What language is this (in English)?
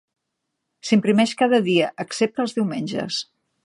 Catalan